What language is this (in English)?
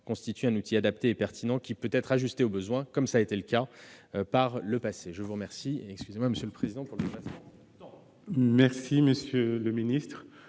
French